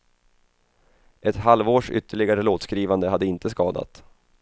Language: Swedish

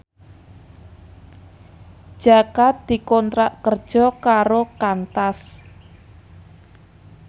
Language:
Javanese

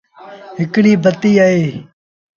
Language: Sindhi Bhil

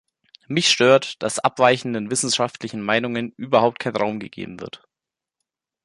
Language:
German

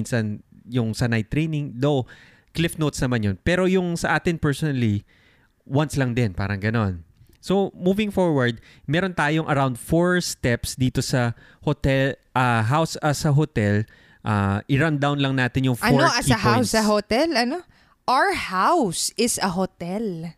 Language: Filipino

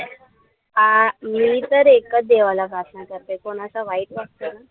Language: Marathi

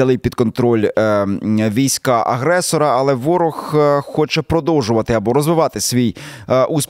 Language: Ukrainian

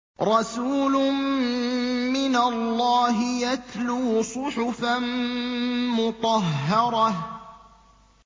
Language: Arabic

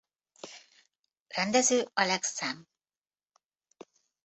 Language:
Hungarian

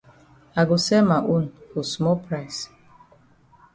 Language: Cameroon Pidgin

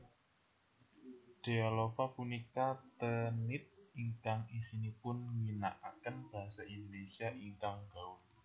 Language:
Javanese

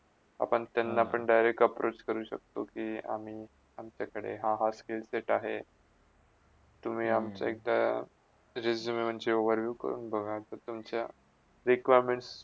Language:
Marathi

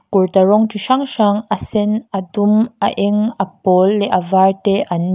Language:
Mizo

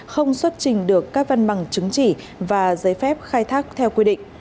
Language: Vietnamese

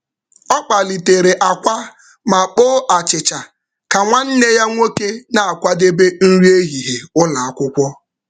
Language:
Igbo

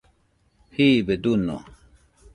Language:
Nüpode Huitoto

